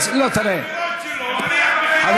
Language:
Hebrew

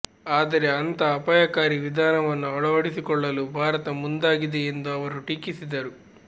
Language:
Kannada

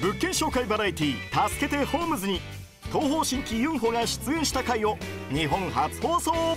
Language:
Japanese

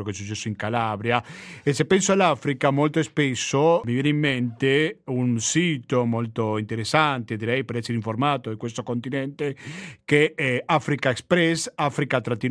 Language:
Italian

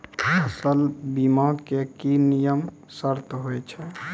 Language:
Maithili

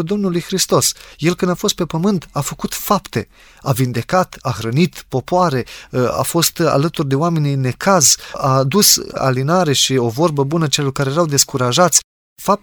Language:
Romanian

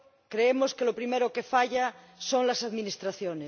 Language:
Spanish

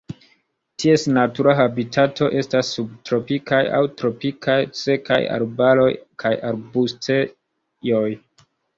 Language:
Esperanto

